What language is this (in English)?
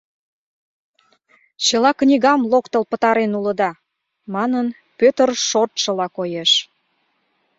Mari